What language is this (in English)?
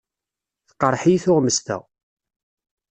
Kabyle